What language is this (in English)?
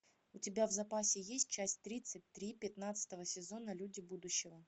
Russian